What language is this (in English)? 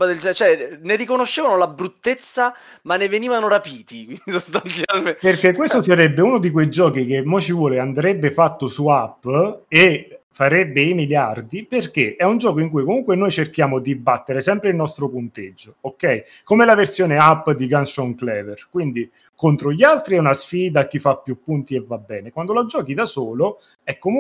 Italian